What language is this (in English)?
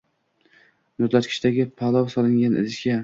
Uzbek